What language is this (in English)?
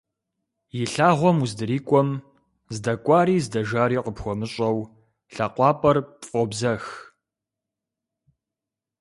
Kabardian